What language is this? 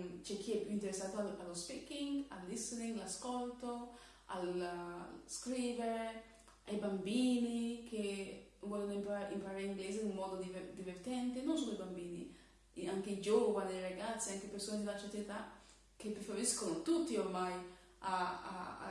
Italian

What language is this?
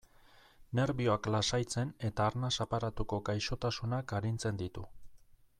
Basque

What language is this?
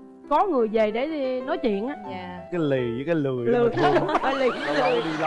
Vietnamese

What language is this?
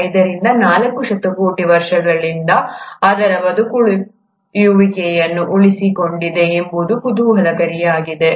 Kannada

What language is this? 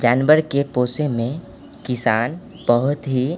Maithili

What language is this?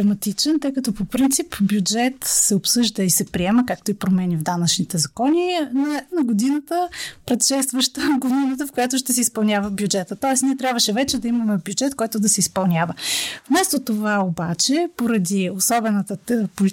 Bulgarian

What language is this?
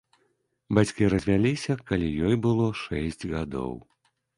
Belarusian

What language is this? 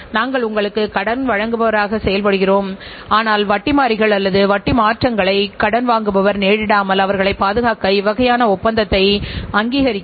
Tamil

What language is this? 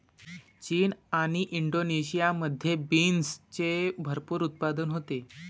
Marathi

